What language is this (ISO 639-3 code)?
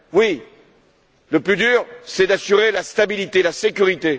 fra